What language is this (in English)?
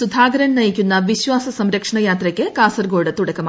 Malayalam